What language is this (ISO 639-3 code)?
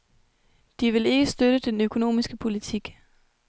dan